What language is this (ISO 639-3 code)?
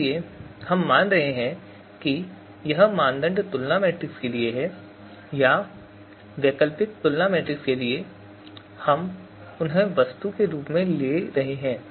hin